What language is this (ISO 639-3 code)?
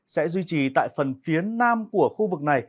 vie